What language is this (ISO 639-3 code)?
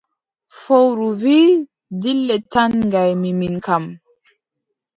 fub